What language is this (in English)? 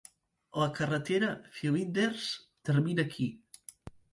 Catalan